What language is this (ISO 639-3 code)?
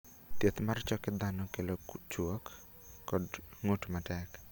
luo